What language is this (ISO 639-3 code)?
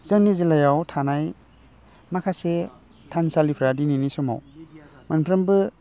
brx